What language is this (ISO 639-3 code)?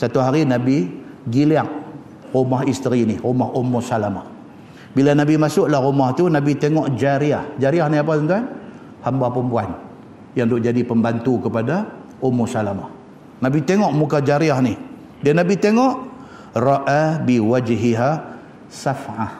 msa